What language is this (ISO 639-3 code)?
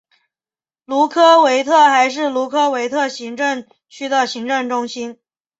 zho